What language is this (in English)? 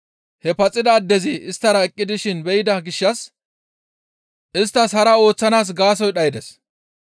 Gamo